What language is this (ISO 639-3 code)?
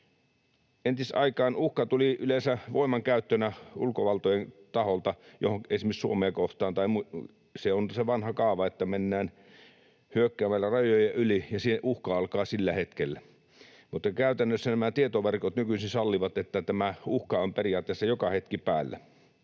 fin